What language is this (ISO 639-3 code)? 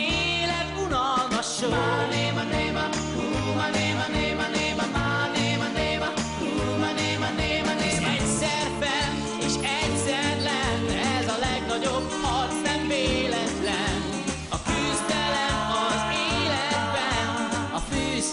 hun